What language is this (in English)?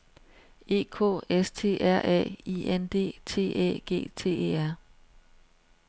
Danish